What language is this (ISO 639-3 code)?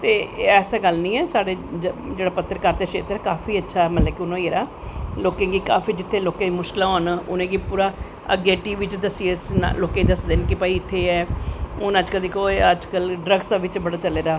doi